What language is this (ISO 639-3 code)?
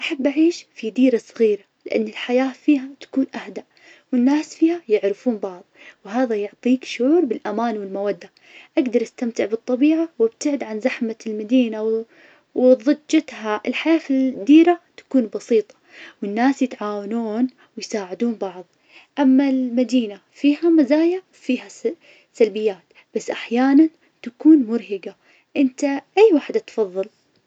ars